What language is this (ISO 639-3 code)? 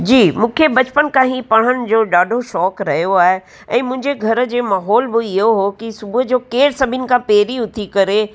snd